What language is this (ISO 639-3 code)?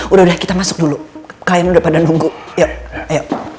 ind